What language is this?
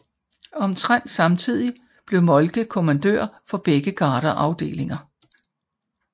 Danish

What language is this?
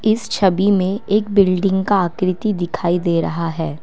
Hindi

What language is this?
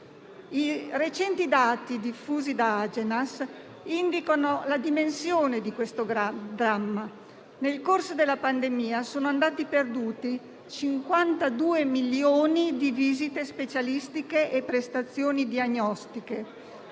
Italian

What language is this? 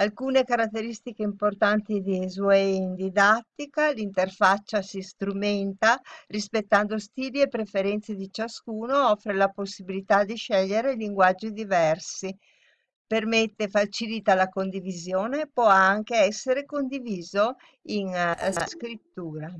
Italian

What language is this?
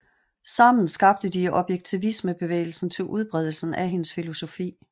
Danish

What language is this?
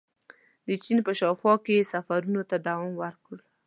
Pashto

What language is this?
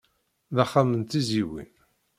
Kabyle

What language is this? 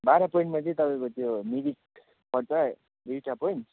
Nepali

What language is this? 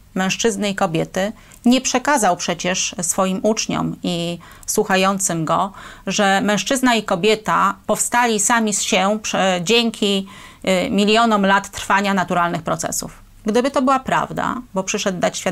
Polish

